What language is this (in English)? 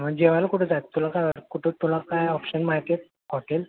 Marathi